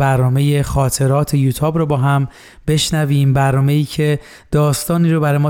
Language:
Persian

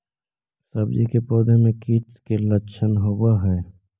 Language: Magahi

